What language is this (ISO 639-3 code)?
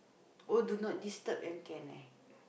eng